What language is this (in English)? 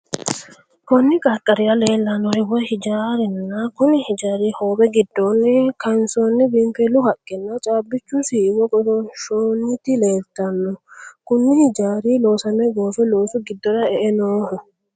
Sidamo